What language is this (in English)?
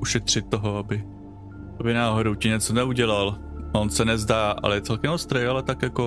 Czech